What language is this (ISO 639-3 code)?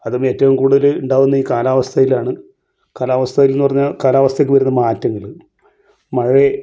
mal